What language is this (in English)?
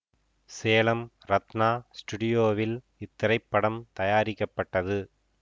Tamil